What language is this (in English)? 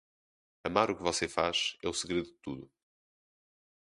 Portuguese